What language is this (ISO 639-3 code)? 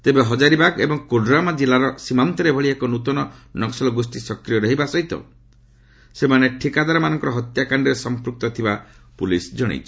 ori